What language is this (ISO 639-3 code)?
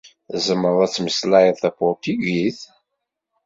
kab